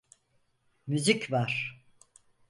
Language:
Turkish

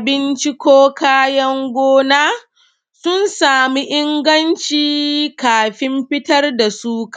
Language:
Hausa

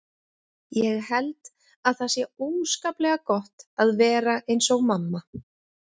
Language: Icelandic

